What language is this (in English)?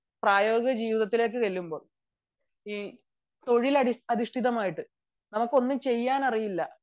Malayalam